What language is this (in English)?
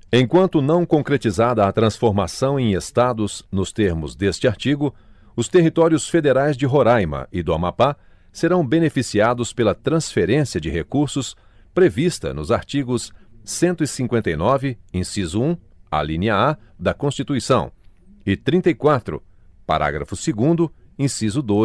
Portuguese